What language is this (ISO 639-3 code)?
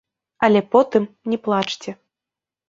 bel